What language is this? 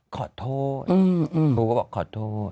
Thai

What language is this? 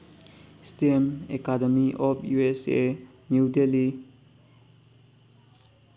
Manipuri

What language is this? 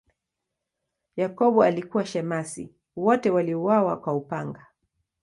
Swahili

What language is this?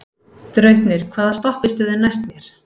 Icelandic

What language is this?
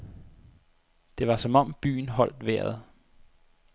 Danish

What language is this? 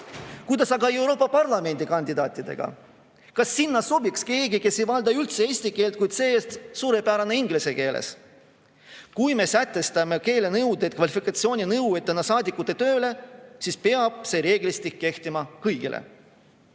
Estonian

